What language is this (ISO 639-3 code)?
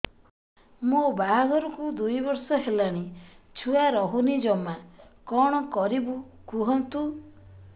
ori